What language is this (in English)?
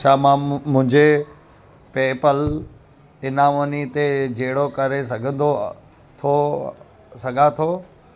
Sindhi